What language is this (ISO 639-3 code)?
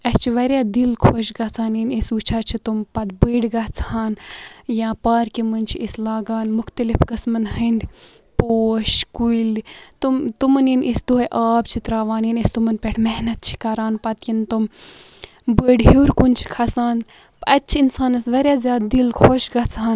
kas